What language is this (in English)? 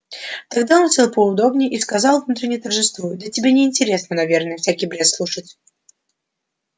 Russian